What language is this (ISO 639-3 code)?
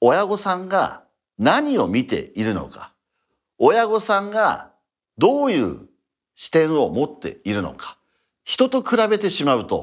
jpn